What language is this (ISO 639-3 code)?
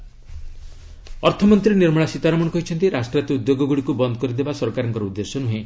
ori